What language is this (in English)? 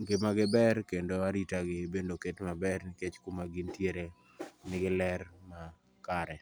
Luo (Kenya and Tanzania)